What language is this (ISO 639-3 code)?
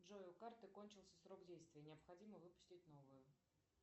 rus